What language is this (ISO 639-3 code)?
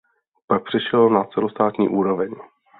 ces